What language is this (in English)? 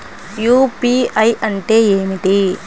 Telugu